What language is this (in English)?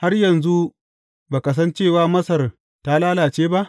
Hausa